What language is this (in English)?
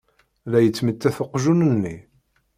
Kabyle